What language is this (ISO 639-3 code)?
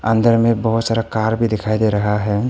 hin